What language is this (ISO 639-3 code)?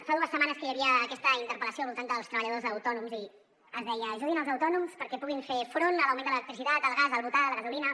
cat